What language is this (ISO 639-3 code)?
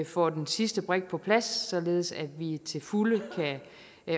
dan